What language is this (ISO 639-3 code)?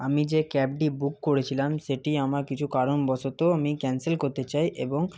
ben